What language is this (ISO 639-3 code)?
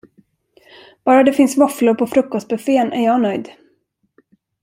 swe